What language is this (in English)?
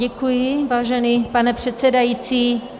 Czech